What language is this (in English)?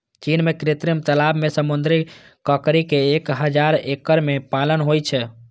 Maithili